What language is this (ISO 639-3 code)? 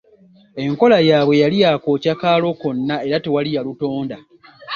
lug